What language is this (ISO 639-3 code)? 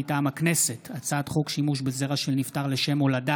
heb